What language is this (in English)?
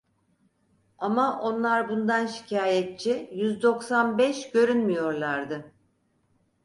Turkish